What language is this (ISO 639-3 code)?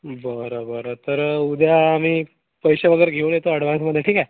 mar